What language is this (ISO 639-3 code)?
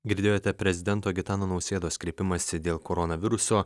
lit